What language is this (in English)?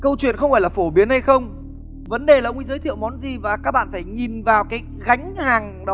Vietnamese